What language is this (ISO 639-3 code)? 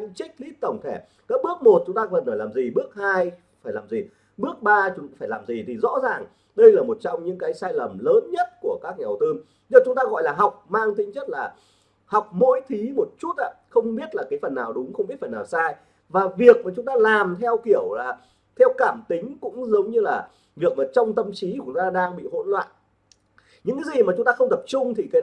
vie